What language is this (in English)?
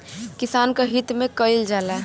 Bhojpuri